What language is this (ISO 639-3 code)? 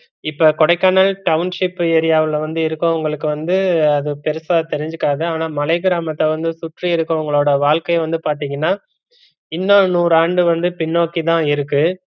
tam